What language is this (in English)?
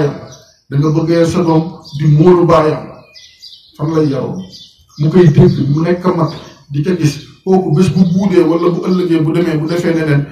Arabic